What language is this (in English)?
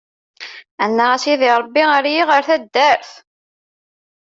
Kabyle